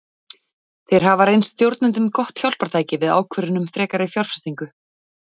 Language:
Icelandic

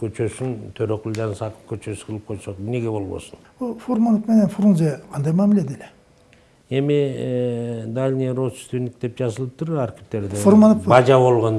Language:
Turkish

